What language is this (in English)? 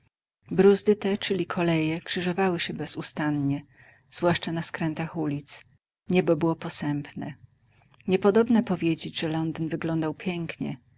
Polish